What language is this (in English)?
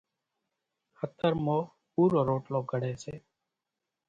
Kachi Koli